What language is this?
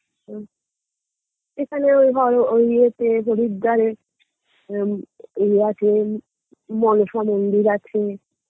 Bangla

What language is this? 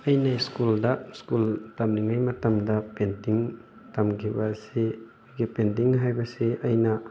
Manipuri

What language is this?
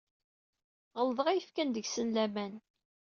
Kabyle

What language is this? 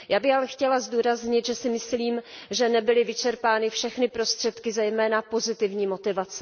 Czech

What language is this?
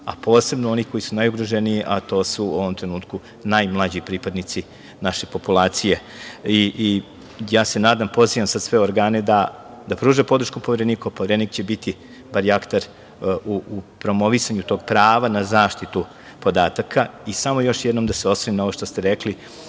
Serbian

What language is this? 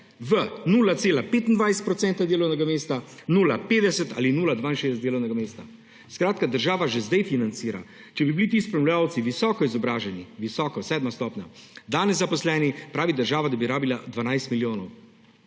Slovenian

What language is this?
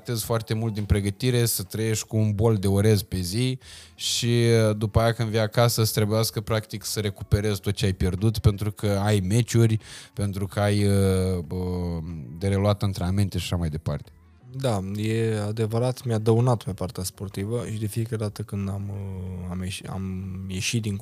Romanian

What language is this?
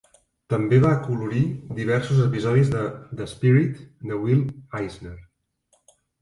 Catalan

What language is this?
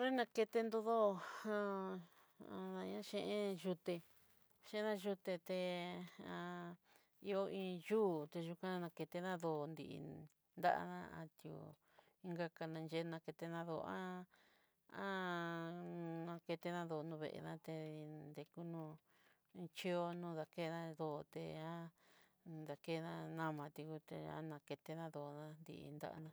Southeastern Nochixtlán Mixtec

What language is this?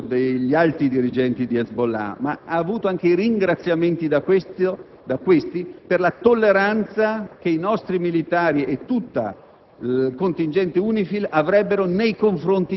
Italian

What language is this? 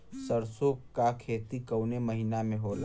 Bhojpuri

